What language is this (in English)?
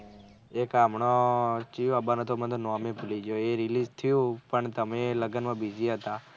Gujarati